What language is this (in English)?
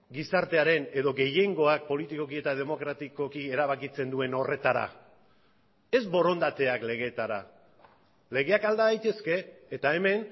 Basque